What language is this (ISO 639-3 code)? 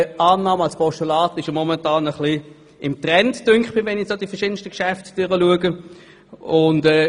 gsw